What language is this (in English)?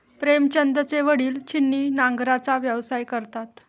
Marathi